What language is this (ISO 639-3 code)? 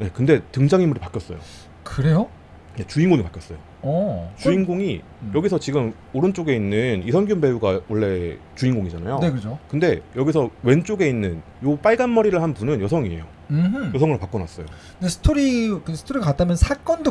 kor